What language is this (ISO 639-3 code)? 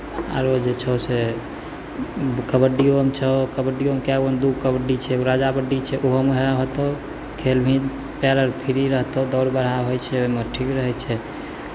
mai